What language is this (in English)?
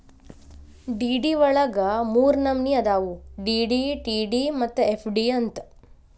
Kannada